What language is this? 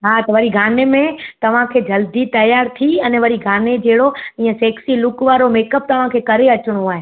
Sindhi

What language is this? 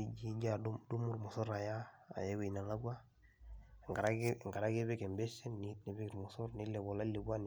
Masai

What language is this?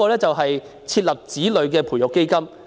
Cantonese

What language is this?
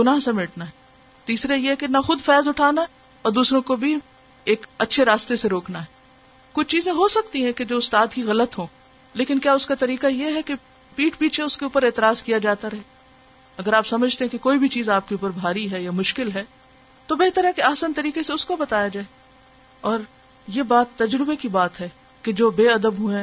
Urdu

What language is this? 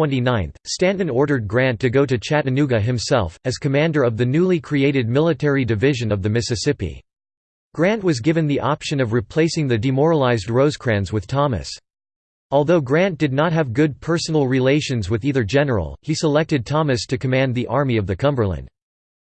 English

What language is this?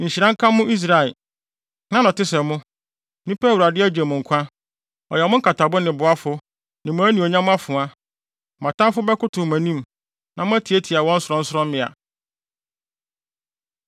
Akan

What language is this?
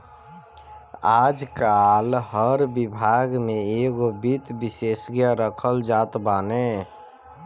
Bhojpuri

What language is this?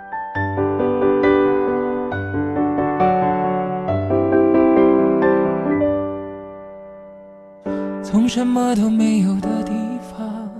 Chinese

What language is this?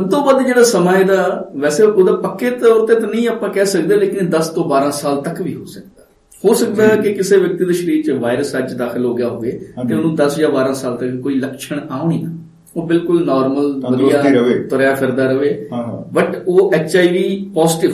Punjabi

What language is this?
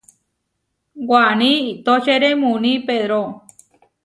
Huarijio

